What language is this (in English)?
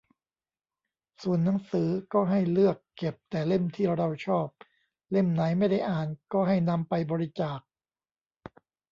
Thai